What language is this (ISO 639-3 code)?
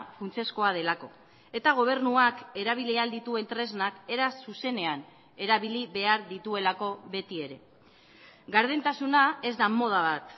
eus